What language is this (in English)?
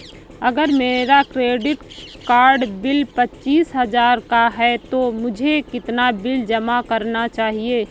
Hindi